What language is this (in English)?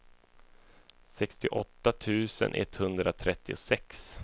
Swedish